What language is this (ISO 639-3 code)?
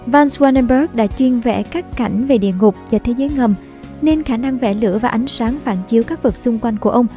vie